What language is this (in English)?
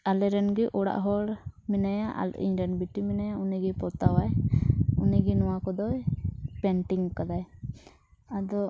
Santali